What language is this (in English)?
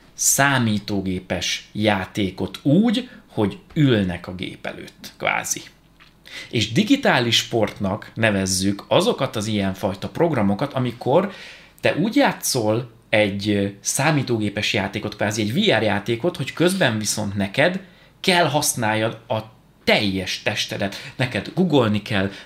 Hungarian